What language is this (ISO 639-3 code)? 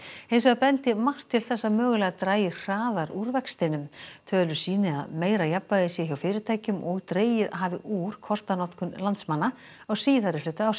isl